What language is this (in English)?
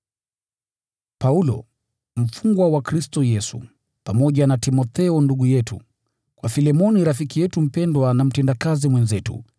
Swahili